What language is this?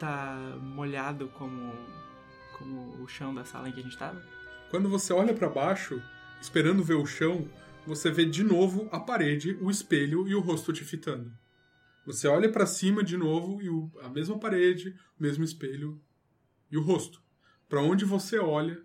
Portuguese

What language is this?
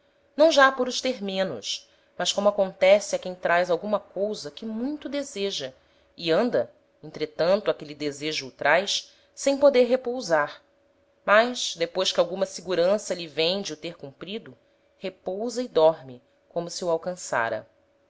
Portuguese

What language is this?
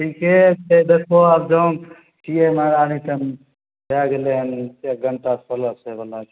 Maithili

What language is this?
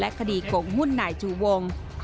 Thai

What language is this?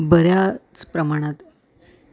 Marathi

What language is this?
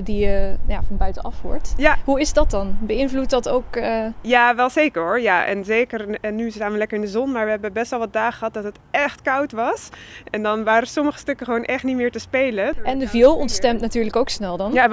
Dutch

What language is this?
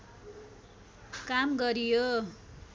Nepali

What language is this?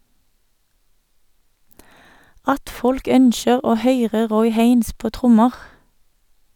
Norwegian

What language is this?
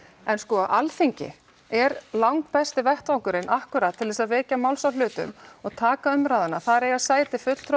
Icelandic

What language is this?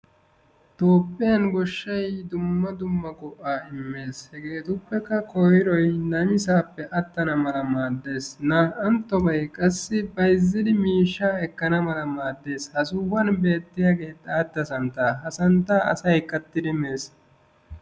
Wolaytta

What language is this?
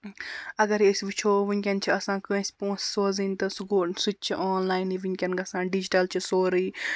Kashmiri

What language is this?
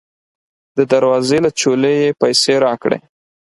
Pashto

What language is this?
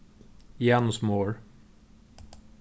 Faroese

